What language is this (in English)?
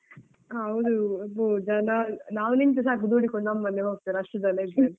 Kannada